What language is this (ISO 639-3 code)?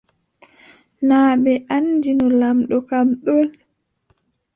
fub